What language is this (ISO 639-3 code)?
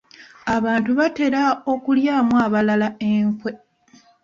lug